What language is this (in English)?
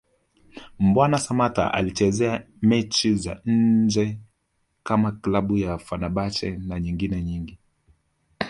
Swahili